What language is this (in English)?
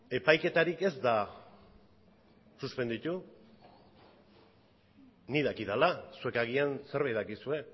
Basque